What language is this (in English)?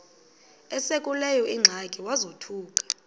Xhosa